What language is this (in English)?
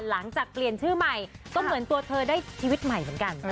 Thai